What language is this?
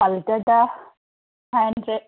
Manipuri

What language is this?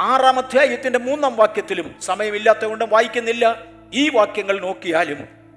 Malayalam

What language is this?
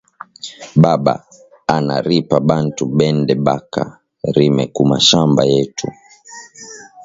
Swahili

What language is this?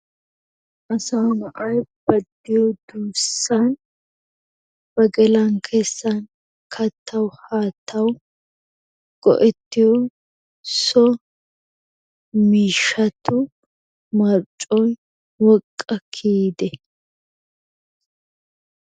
Wolaytta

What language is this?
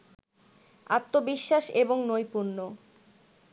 Bangla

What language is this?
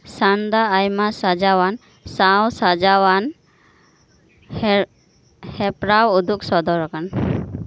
Santali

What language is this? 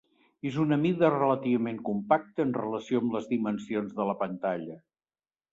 Catalan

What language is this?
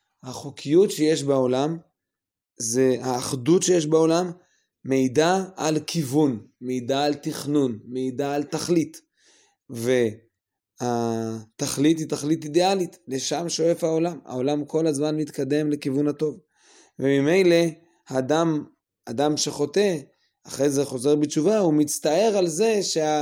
Hebrew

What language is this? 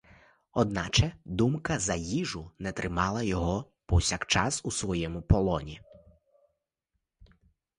Ukrainian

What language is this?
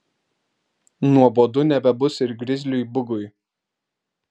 Lithuanian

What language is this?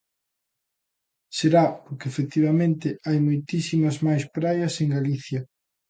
Galician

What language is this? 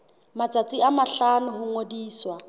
Southern Sotho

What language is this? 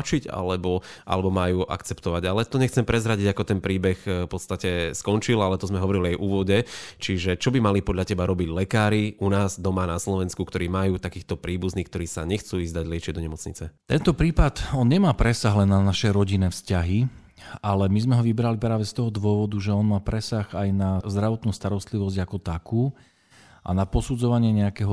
Slovak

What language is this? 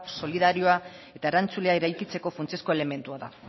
Basque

